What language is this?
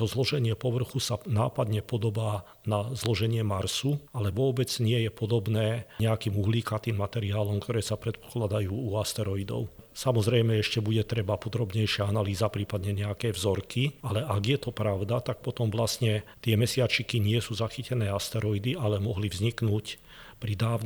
Slovak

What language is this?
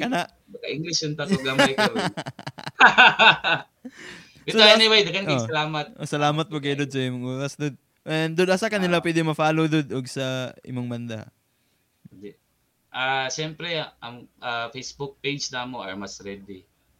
Filipino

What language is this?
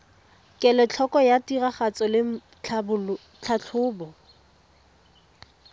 Tswana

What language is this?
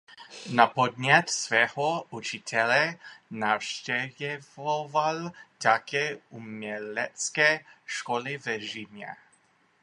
Czech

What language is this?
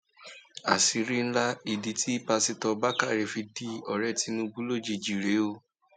Yoruba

